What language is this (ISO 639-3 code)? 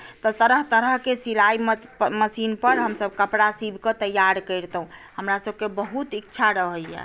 mai